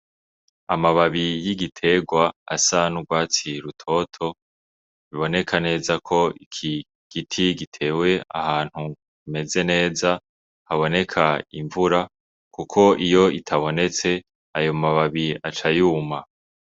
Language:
Rundi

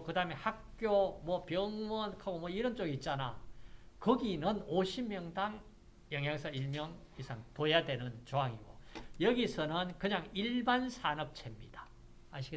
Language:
Korean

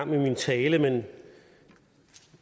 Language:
Danish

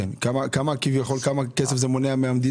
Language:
Hebrew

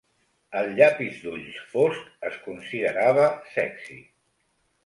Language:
Catalan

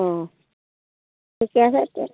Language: Assamese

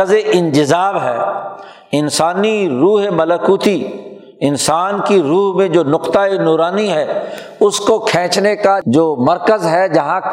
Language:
Urdu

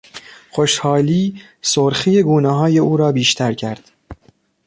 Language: Persian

